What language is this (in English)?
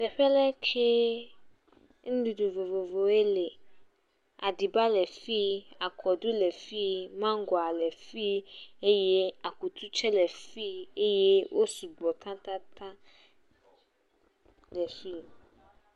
Ewe